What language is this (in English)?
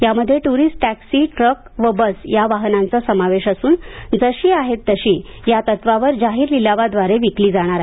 Marathi